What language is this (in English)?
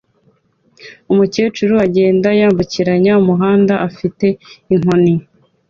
Kinyarwanda